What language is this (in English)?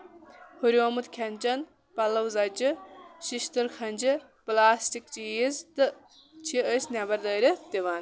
Kashmiri